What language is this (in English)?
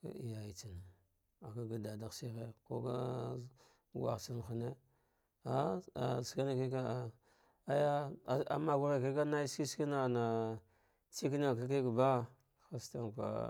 Dghwede